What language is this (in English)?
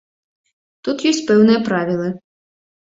Belarusian